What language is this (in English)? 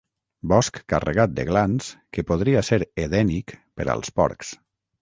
Catalan